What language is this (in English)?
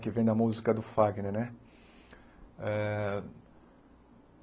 Portuguese